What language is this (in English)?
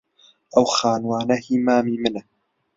Central Kurdish